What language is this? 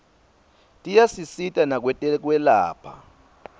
Swati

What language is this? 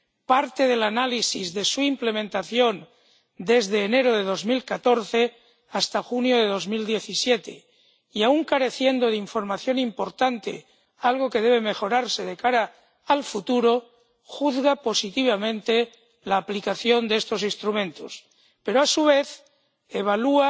Spanish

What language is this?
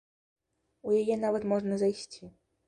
Belarusian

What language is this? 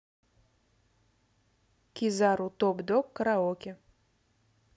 Russian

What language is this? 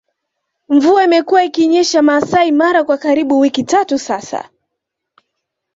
Swahili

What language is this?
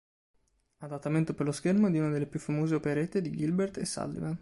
Italian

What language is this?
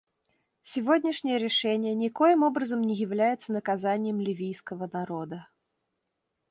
Russian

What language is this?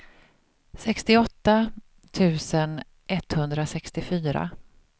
Swedish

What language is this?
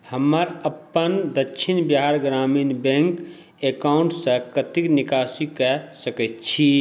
Maithili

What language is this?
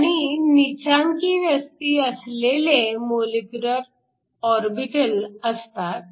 Marathi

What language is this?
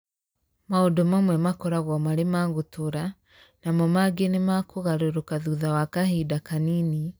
Kikuyu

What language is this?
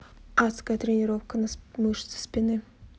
Russian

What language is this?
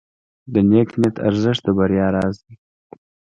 Pashto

